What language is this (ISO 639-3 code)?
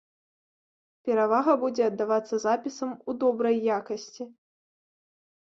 bel